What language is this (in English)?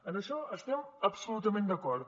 Catalan